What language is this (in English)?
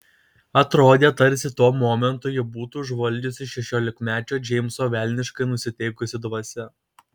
Lithuanian